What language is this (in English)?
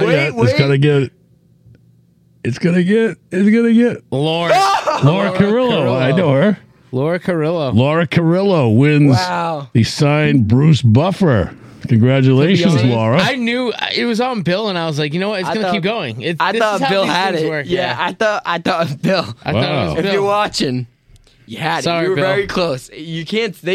English